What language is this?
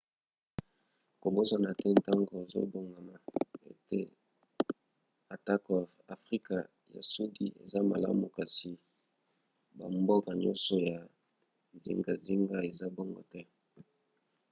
Lingala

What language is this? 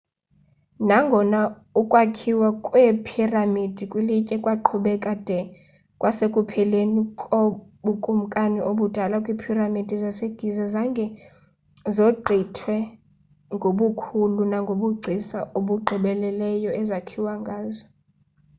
Xhosa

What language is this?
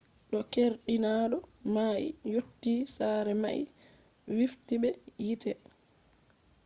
Fula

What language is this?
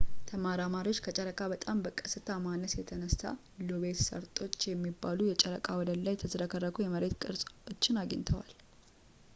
Amharic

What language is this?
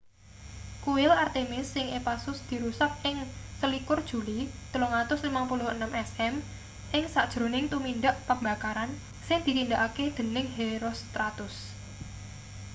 Javanese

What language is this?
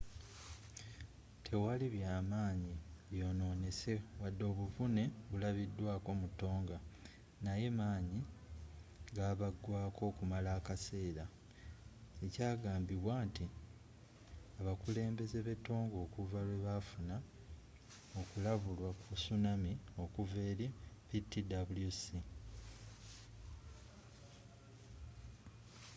Ganda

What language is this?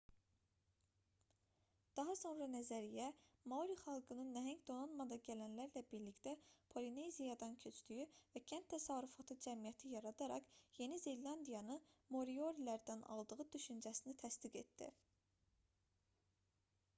Azerbaijani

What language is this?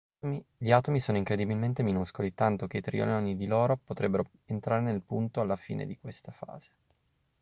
Italian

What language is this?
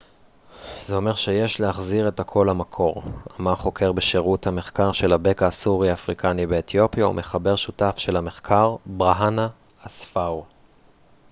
Hebrew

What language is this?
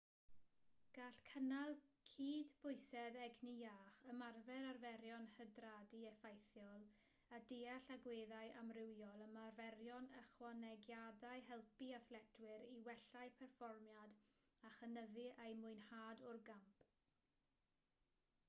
Welsh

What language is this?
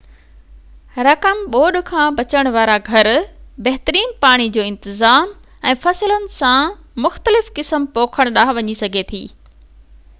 Sindhi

